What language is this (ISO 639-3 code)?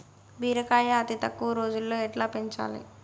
tel